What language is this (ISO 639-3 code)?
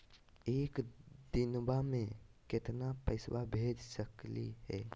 mag